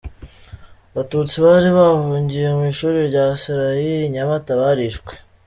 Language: Kinyarwanda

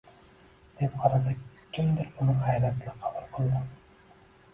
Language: Uzbek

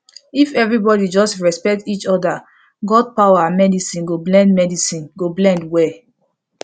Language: Nigerian Pidgin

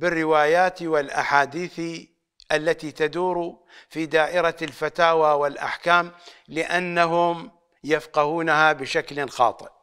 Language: Arabic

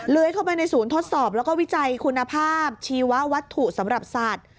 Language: Thai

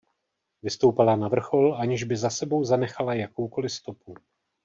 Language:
Czech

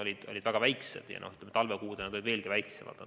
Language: Estonian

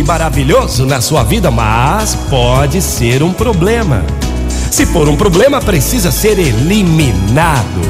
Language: Portuguese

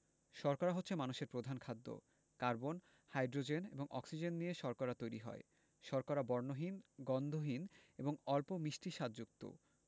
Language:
Bangla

